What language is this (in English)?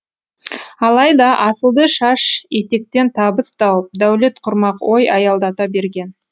Kazakh